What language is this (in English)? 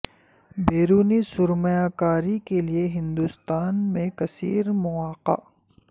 Urdu